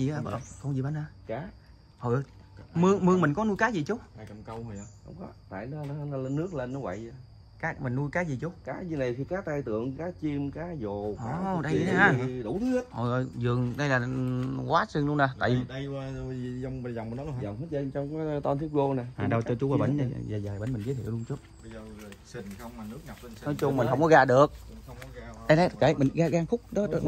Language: Vietnamese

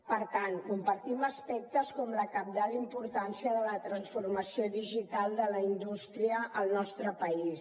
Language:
Catalan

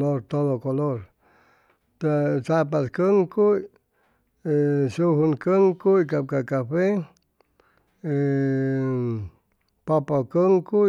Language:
Chimalapa Zoque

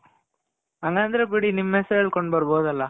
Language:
Kannada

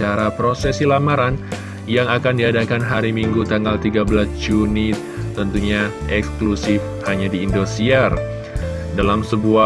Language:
Indonesian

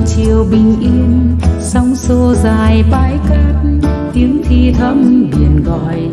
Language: Vietnamese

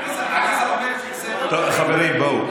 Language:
Hebrew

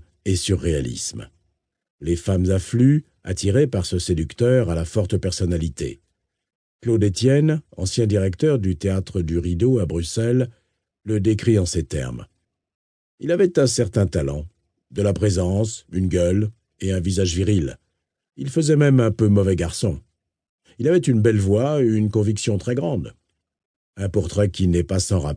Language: French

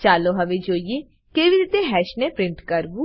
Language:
Gujarati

